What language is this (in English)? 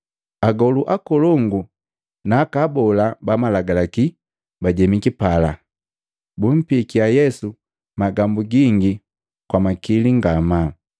Matengo